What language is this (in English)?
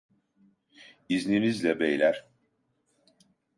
Turkish